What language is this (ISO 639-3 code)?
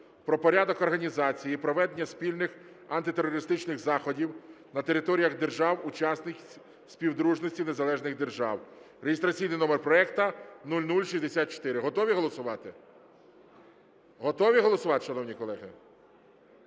ukr